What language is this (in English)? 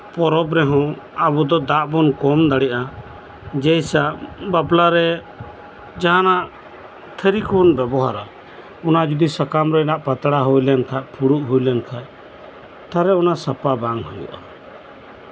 Santali